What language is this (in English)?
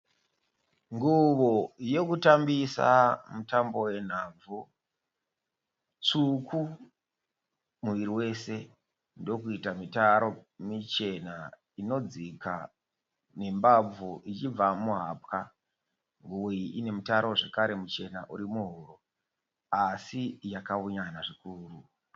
Shona